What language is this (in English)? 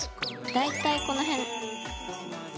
Japanese